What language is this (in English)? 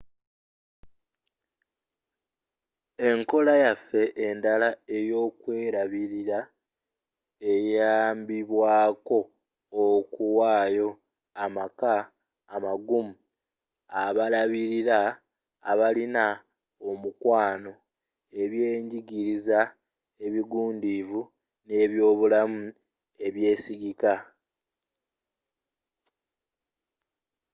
Ganda